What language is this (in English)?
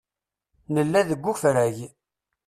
Kabyle